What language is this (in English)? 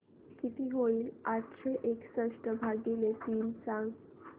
Marathi